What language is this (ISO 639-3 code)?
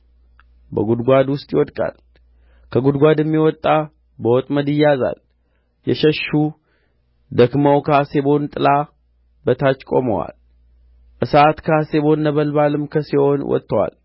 amh